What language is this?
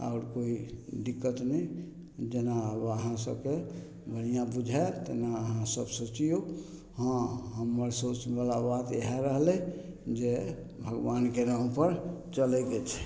Maithili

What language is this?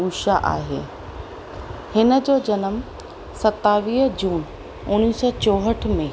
Sindhi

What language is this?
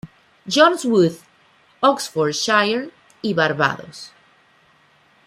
Spanish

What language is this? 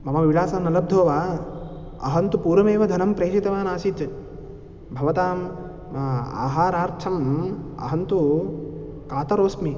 Sanskrit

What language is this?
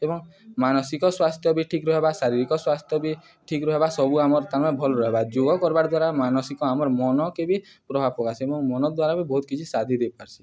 Odia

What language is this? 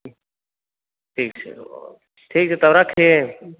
Maithili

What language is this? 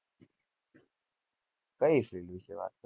Gujarati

